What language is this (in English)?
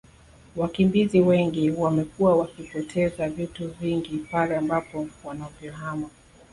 Swahili